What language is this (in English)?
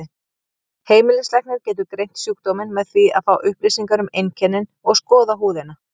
Icelandic